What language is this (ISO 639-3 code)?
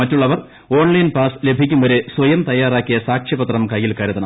mal